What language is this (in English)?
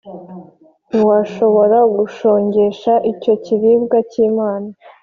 Kinyarwanda